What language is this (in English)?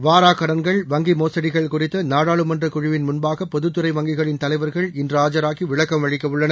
Tamil